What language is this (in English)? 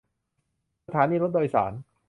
Thai